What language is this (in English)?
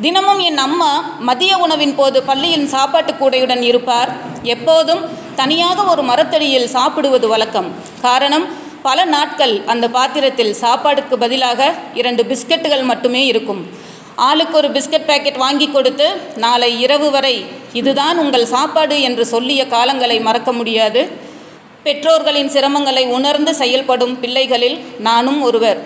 Tamil